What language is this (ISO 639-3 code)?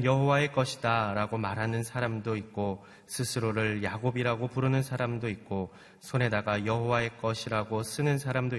kor